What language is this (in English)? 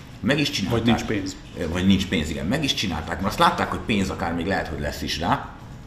Hungarian